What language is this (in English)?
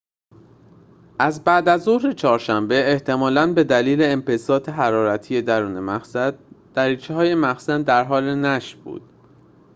Persian